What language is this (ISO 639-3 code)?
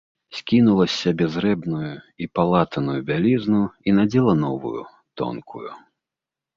bel